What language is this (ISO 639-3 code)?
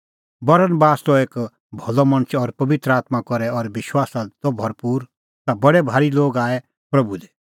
kfx